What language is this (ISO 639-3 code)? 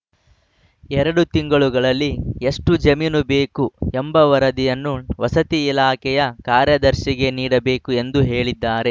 kan